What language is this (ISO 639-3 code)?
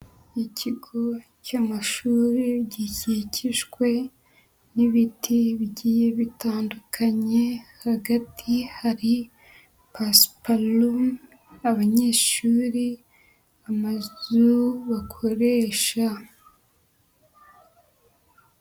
kin